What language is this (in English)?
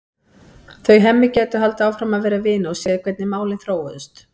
Icelandic